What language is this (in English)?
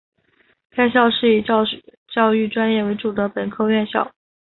Chinese